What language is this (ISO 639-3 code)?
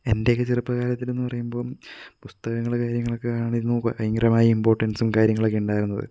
mal